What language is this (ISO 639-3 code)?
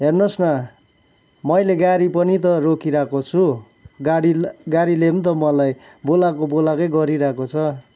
nep